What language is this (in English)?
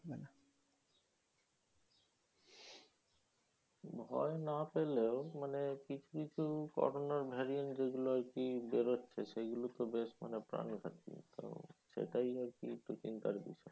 Bangla